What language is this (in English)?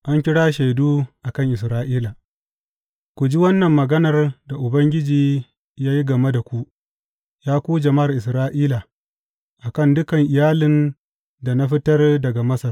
Hausa